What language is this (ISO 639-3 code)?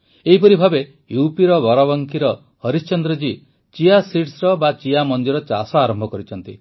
ori